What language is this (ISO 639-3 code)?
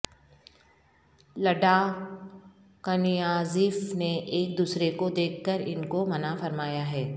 urd